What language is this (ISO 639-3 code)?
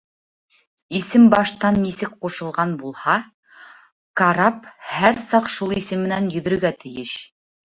bak